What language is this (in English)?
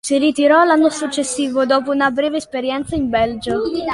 Italian